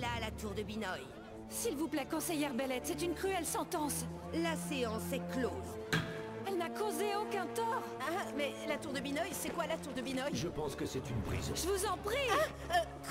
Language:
French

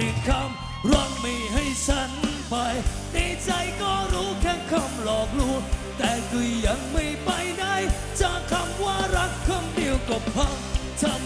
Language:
Thai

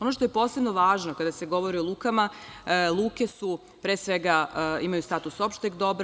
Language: Serbian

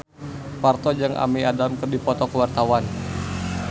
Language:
Sundanese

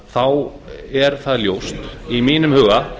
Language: Icelandic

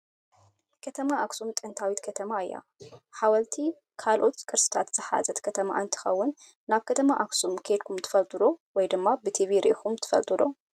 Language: Tigrinya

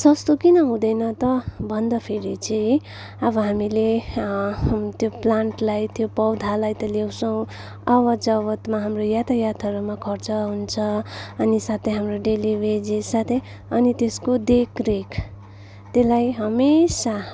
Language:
Nepali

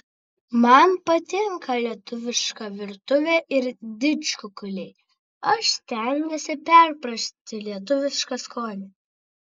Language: Lithuanian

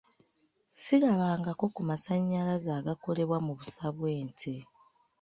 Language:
Ganda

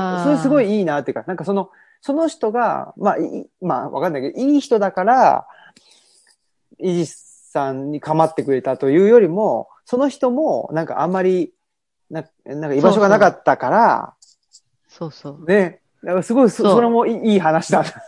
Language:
Japanese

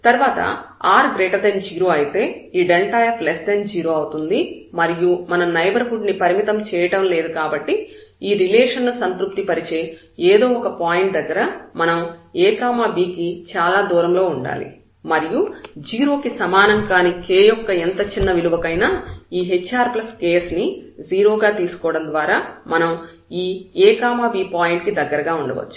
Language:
Telugu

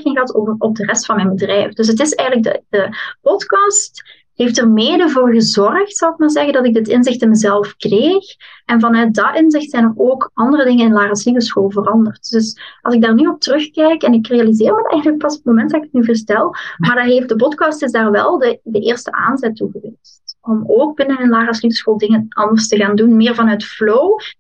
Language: Dutch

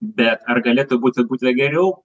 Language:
Lithuanian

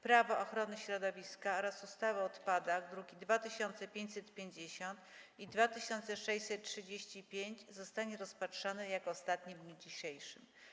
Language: Polish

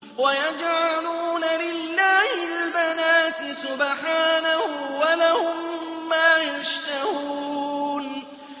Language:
Arabic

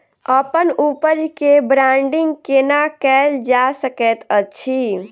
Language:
Maithili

